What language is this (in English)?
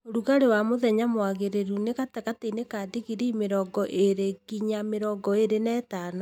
Kikuyu